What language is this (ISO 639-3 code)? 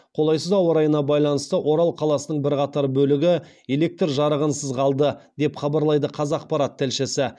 kaz